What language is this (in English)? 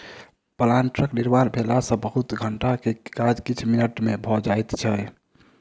Maithili